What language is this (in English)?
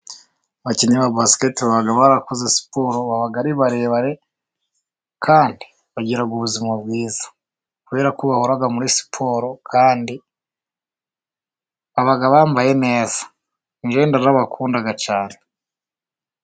Kinyarwanda